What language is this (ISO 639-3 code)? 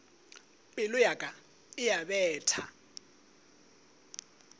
nso